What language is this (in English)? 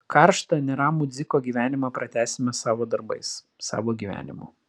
Lithuanian